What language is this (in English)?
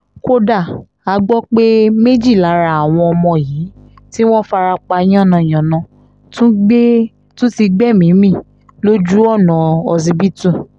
Yoruba